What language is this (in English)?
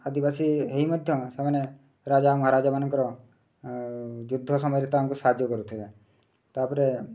Odia